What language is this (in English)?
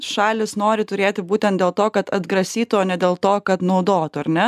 Lithuanian